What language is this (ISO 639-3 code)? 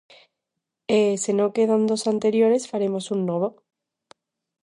glg